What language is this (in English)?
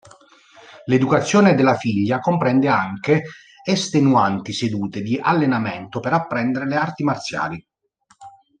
Italian